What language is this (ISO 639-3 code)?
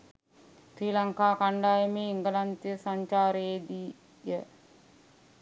sin